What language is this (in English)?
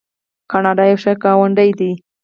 Pashto